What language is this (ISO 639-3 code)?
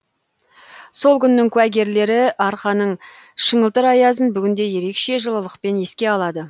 kaz